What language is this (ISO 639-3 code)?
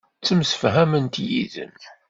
kab